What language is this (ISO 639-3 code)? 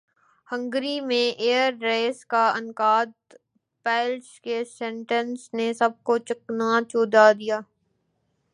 urd